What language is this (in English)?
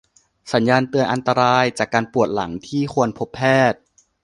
Thai